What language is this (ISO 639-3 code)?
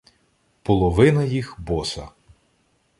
ukr